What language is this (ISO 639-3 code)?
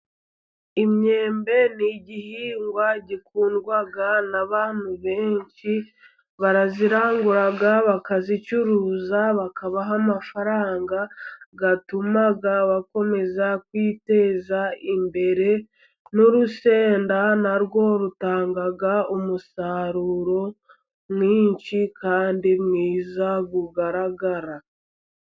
kin